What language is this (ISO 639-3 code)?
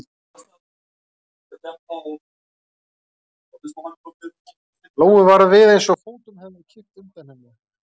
isl